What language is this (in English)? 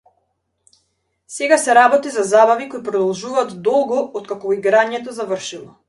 Macedonian